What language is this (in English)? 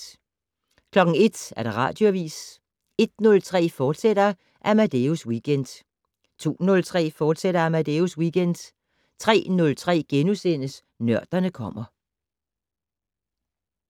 Danish